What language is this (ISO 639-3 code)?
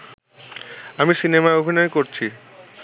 ben